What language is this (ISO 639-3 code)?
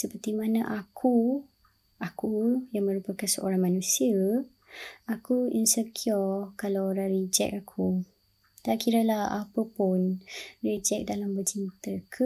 msa